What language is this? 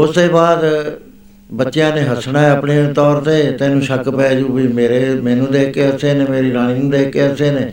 Punjabi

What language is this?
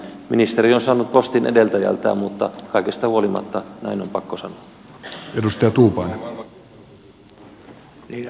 Finnish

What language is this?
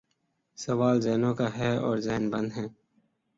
Urdu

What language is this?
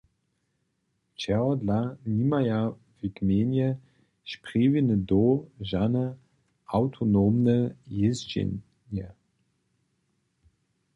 Upper Sorbian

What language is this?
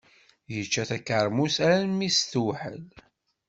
Kabyle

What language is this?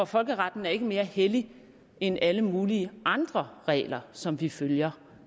Danish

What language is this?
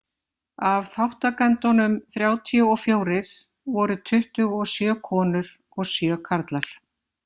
Icelandic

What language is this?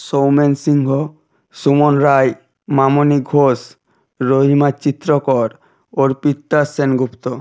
Bangla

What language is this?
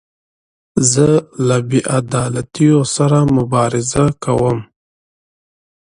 Pashto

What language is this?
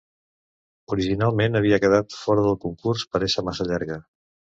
Catalan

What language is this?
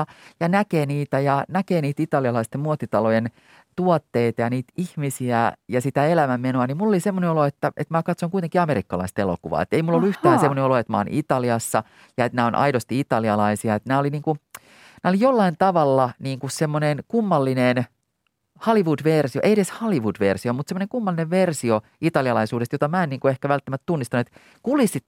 Finnish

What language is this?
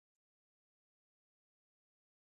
Pashto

